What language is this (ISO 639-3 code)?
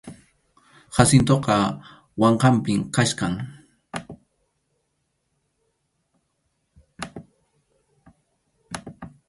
qxu